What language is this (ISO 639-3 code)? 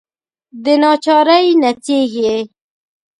pus